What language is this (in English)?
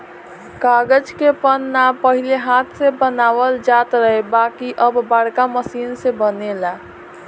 Bhojpuri